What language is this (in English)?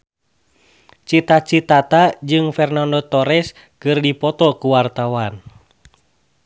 Sundanese